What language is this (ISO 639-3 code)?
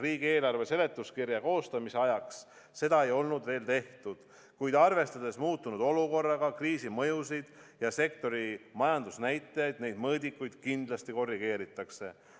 est